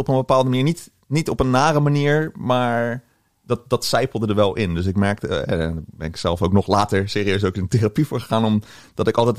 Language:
Dutch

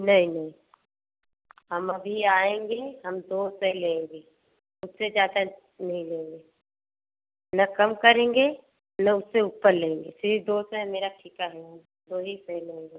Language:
Hindi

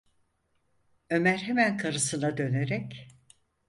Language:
Turkish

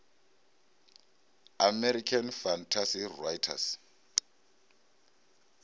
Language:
Venda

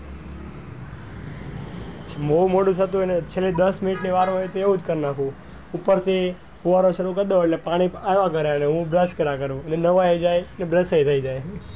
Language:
Gujarati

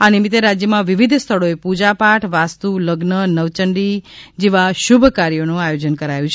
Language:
Gujarati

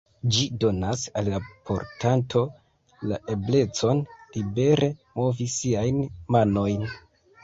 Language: Esperanto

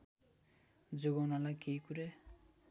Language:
Nepali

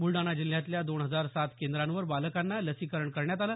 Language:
Marathi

